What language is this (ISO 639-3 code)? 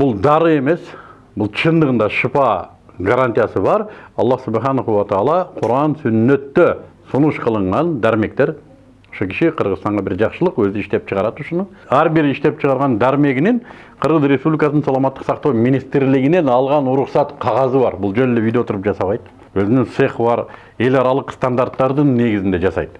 tur